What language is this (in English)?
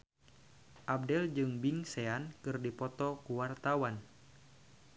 Sundanese